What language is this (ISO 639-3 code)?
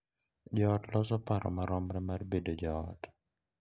luo